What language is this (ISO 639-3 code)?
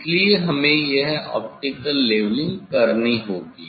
hin